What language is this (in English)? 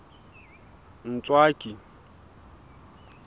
Southern Sotho